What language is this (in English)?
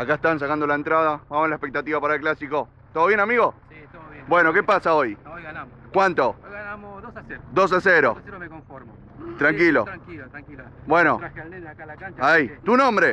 Spanish